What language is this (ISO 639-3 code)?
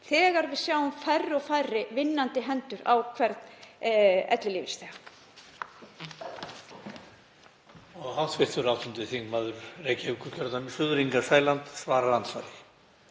isl